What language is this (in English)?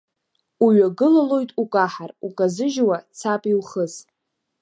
Abkhazian